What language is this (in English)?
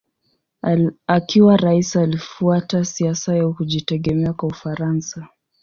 Swahili